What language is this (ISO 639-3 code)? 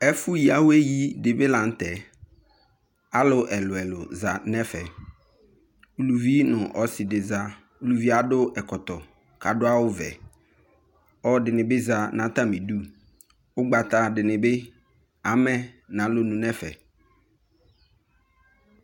kpo